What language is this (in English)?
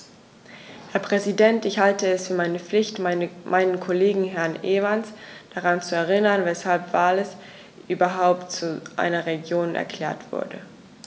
German